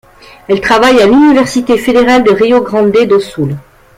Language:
French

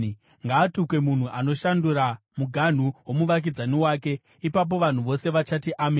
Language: Shona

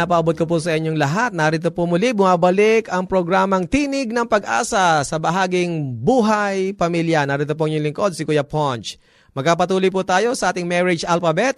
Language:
Filipino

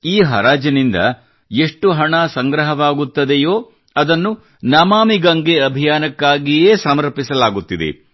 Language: Kannada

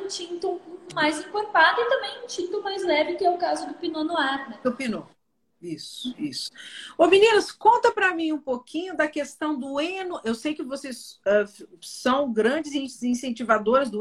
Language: Portuguese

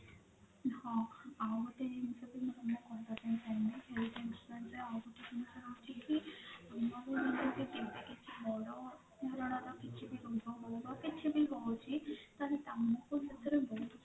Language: Odia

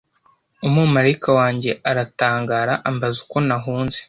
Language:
Kinyarwanda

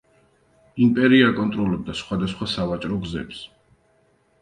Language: Georgian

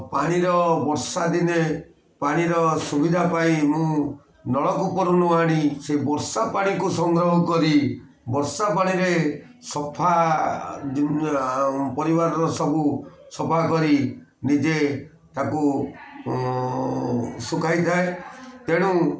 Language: Odia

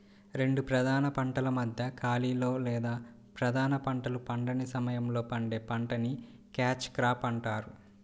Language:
Telugu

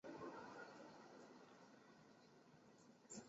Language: Chinese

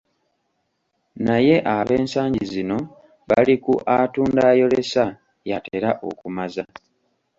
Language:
Ganda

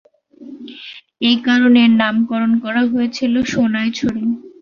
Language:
Bangla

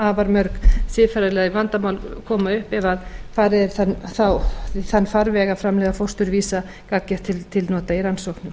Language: Icelandic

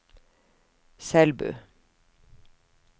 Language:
Norwegian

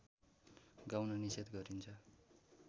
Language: Nepali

